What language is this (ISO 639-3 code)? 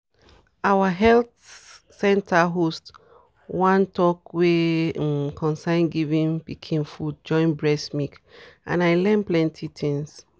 pcm